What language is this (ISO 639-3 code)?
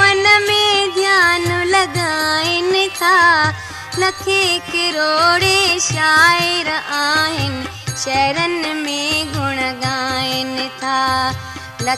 hin